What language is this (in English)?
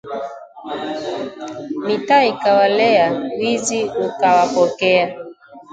Swahili